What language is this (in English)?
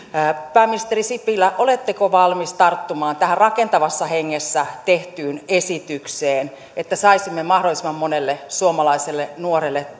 Finnish